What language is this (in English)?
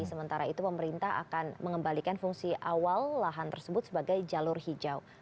Indonesian